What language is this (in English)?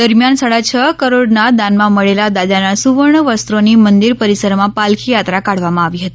Gujarati